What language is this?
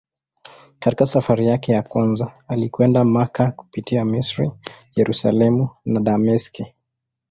Swahili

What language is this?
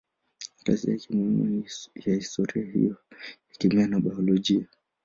Swahili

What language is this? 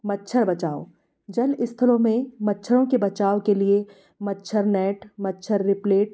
Hindi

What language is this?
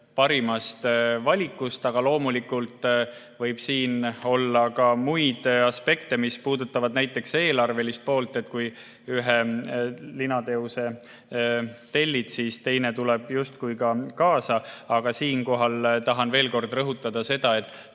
Estonian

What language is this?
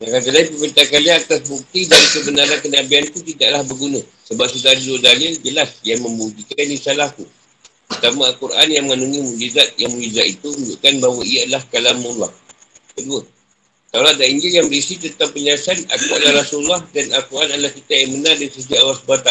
Malay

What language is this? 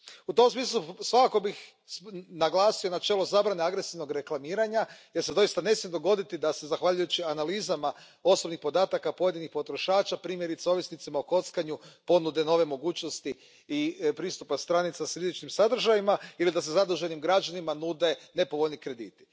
Croatian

